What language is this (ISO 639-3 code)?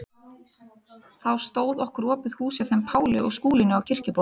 isl